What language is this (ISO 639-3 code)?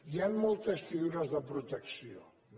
cat